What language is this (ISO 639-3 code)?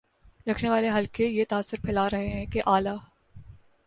urd